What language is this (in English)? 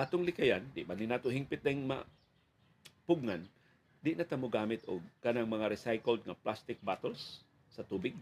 Filipino